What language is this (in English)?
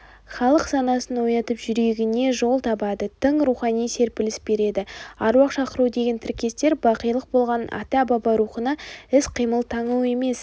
Kazakh